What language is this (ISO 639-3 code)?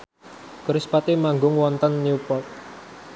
jav